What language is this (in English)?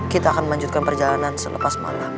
Indonesian